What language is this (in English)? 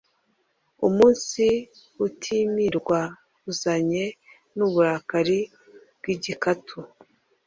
Kinyarwanda